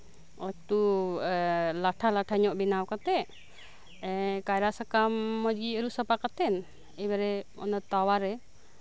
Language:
Santali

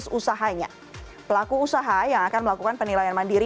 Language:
Indonesian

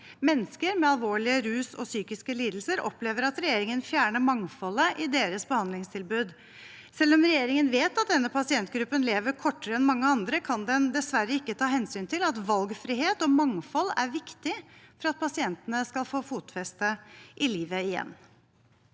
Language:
Norwegian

